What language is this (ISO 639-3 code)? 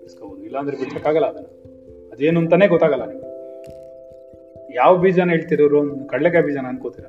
kan